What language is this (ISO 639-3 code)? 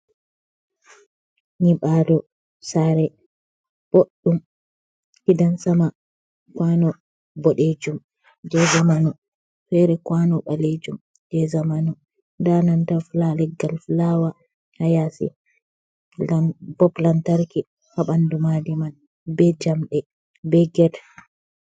ful